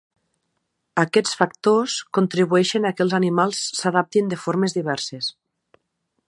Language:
Catalan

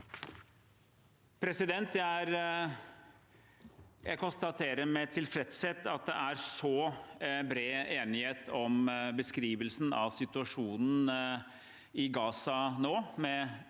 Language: Norwegian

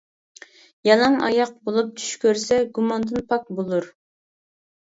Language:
Uyghur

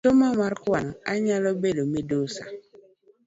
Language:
Luo (Kenya and Tanzania)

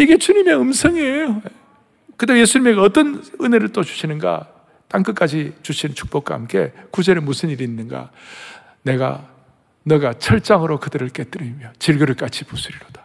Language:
Korean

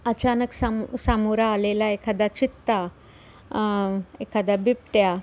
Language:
Marathi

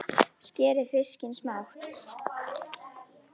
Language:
Icelandic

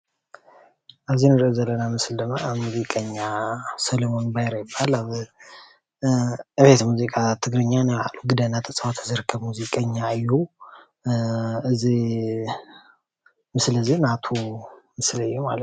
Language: Tigrinya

